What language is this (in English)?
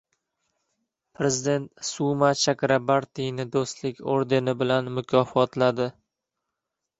Uzbek